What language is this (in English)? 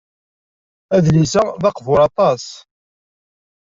Kabyle